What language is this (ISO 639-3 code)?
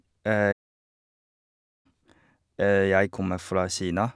nor